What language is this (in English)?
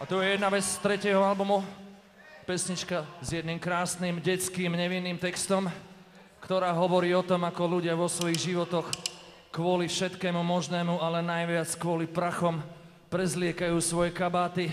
Slovak